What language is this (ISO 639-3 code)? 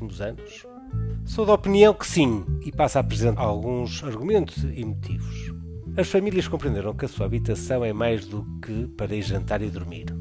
por